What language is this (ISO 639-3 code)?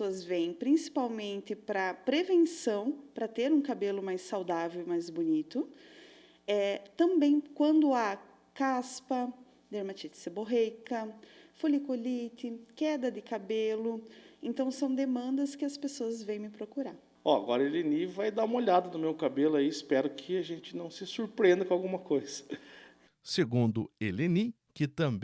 por